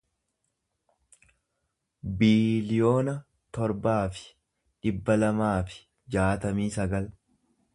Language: Oromo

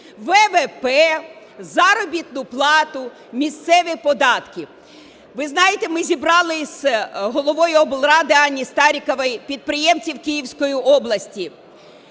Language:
Ukrainian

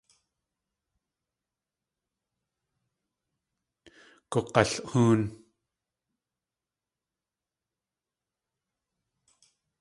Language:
Tlingit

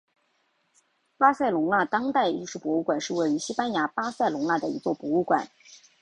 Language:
Chinese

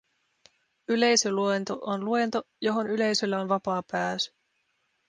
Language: Finnish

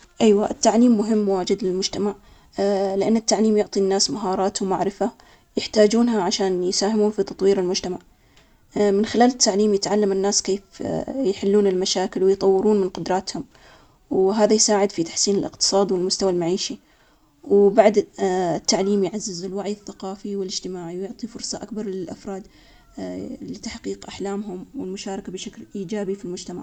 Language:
Omani Arabic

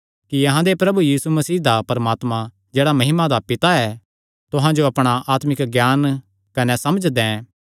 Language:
Kangri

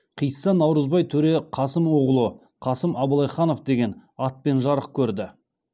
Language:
Kazakh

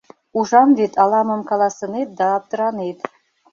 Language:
Mari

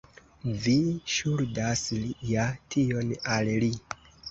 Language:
Esperanto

